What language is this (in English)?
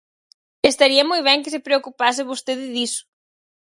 Galician